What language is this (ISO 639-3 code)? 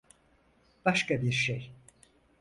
tur